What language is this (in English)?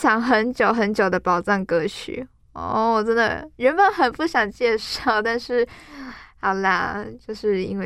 Chinese